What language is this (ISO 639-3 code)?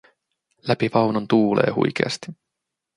fin